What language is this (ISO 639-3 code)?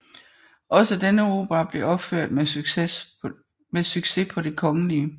dan